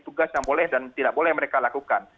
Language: Indonesian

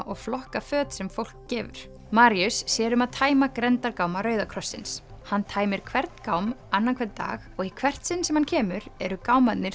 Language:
Icelandic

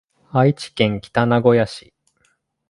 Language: Japanese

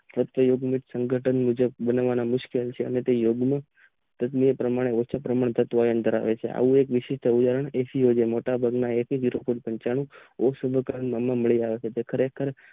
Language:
Gujarati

